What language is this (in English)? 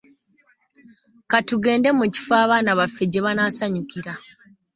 Ganda